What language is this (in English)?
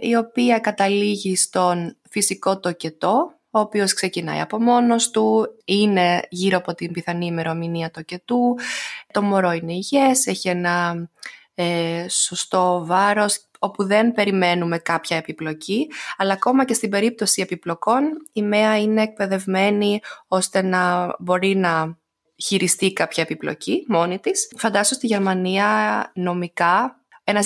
Greek